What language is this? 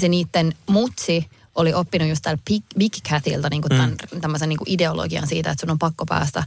Finnish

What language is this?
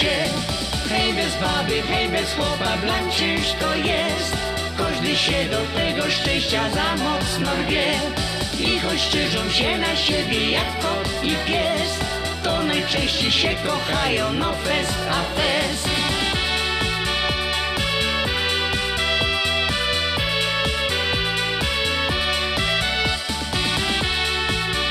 Polish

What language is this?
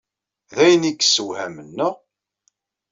Kabyle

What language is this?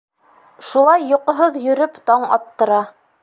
Bashkir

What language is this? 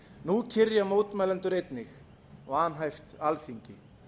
Icelandic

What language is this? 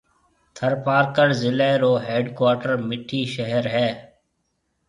Marwari (Pakistan)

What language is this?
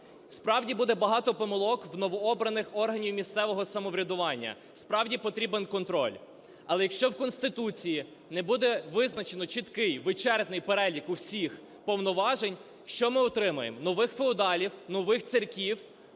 Ukrainian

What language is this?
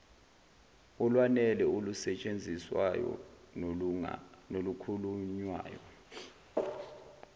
Zulu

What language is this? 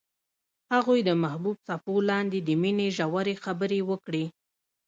Pashto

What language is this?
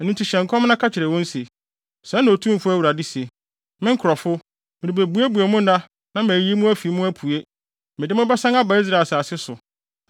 Akan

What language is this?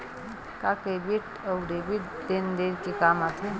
Chhattisgarhi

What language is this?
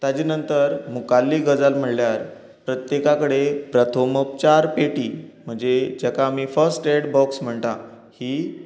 Konkani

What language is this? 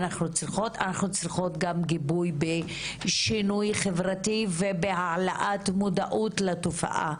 Hebrew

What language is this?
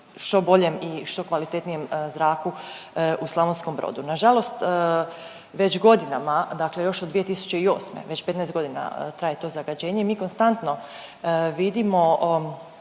Croatian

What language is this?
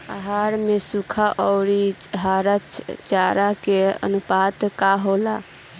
Bhojpuri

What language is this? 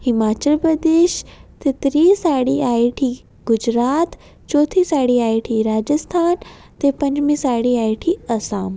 Dogri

